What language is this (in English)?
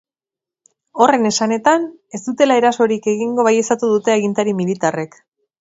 Basque